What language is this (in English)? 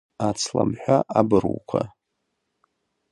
Abkhazian